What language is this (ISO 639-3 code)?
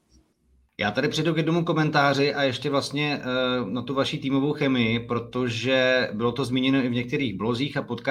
ces